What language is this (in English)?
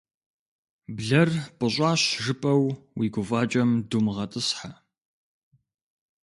Kabardian